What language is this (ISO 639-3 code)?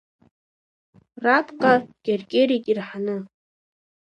abk